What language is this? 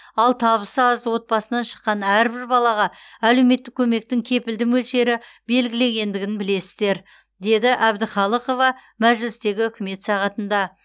Kazakh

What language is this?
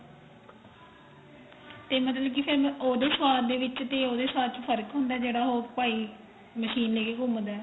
Punjabi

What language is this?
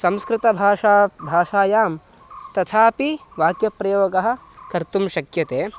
Sanskrit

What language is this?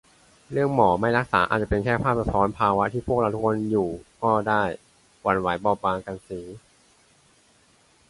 Thai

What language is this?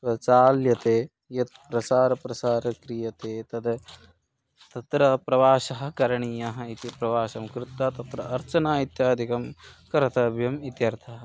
Sanskrit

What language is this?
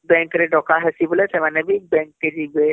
Odia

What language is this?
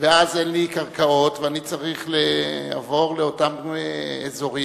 Hebrew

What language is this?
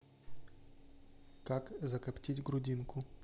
Russian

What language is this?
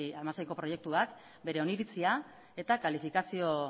Basque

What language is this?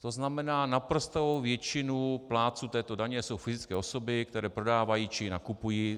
Czech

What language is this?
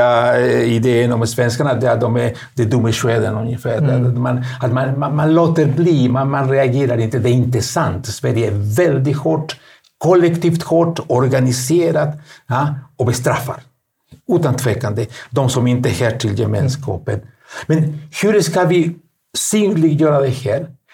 Swedish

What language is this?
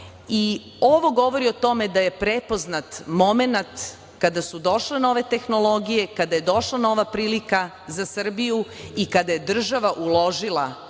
Serbian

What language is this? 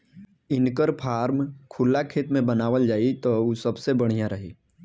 Bhojpuri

